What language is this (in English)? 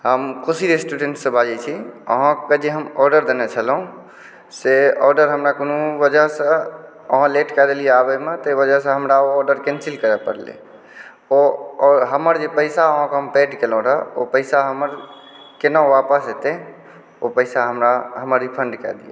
Maithili